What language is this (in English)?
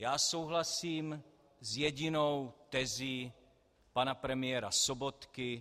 Czech